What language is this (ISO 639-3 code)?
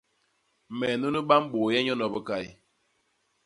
bas